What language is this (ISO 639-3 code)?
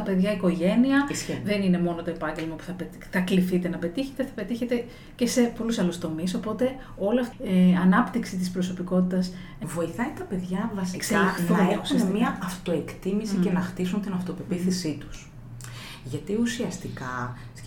ell